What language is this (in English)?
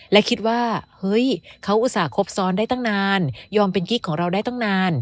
Thai